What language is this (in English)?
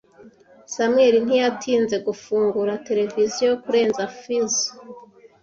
Kinyarwanda